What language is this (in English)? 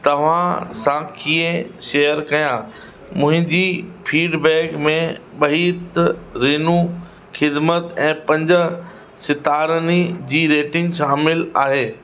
Sindhi